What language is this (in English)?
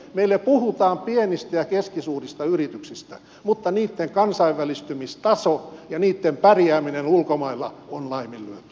Finnish